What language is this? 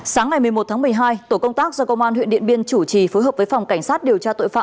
Vietnamese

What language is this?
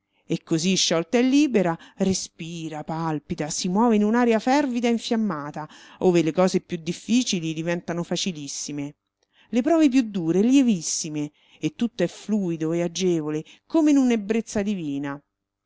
Italian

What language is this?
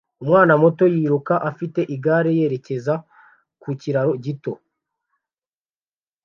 Kinyarwanda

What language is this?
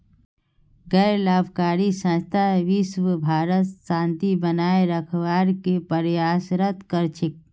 Magahi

